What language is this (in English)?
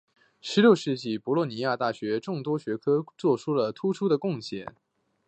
Chinese